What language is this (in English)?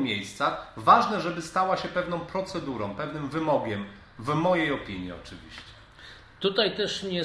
Polish